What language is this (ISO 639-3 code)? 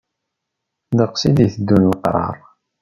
kab